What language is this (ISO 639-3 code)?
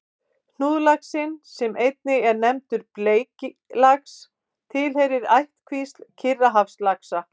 isl